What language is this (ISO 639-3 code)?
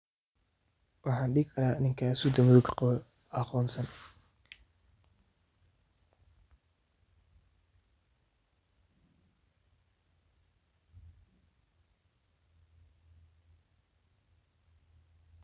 som